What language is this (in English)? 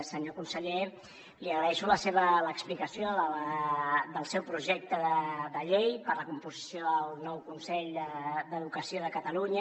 Catalan